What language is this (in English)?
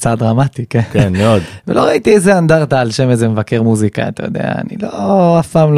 Hebrew